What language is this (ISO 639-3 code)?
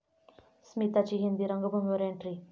mar